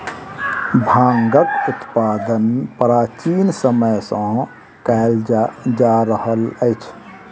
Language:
Maithili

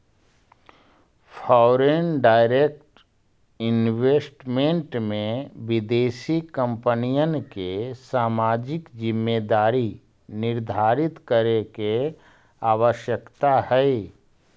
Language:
Magahi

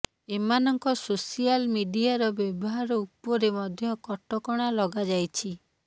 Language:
Odia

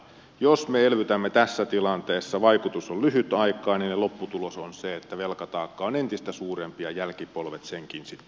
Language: Finnish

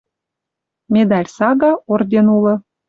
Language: Western Mari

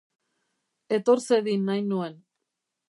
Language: Basque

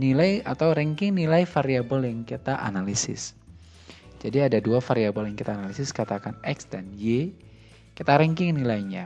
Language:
Indonesian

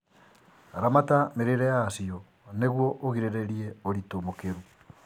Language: Kikuyu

